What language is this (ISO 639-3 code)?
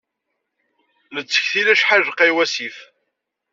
kab